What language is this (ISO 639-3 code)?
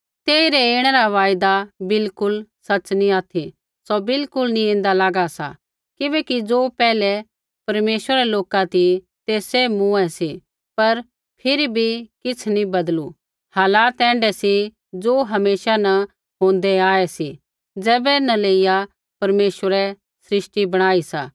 kfx